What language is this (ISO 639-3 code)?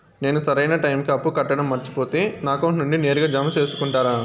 tel